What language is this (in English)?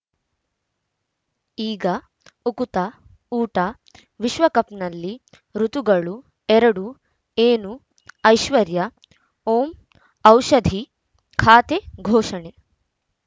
Kannada